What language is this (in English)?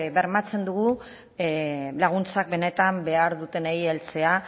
Basque